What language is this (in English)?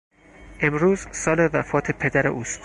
Persian